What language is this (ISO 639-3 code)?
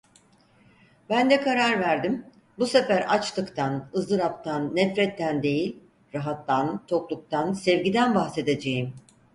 tur